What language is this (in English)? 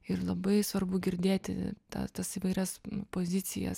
Lithuanian